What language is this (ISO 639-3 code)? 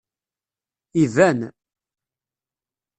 kab